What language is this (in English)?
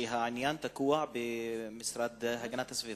Hebrew